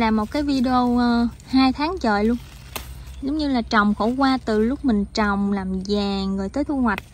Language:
Vietnamese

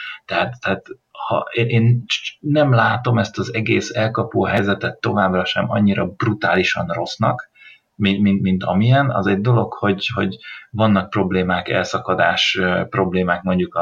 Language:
Hungarian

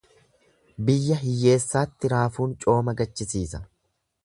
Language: Oromo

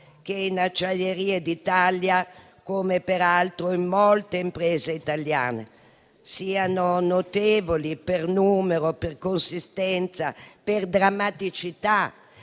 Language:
Italian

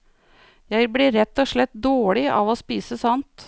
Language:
Norwegian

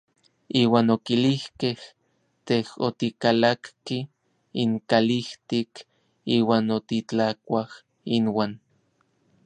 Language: Orizaba Nahuatl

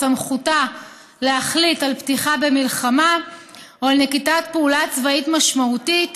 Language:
Hebrew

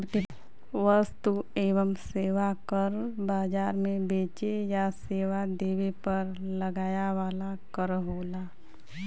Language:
Bhojpuri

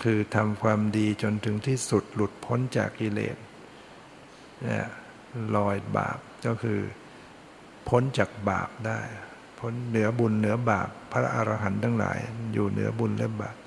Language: Thai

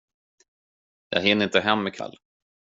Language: Swedish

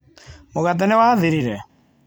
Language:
Kikuyu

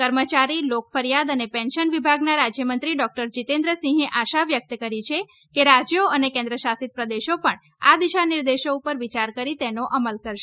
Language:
Gujarati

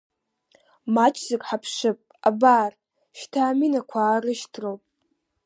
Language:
Abkhazian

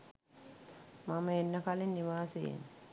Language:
Sinhala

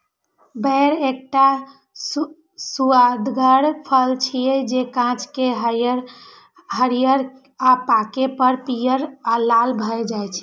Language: Maithili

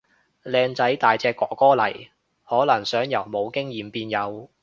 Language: Cantonese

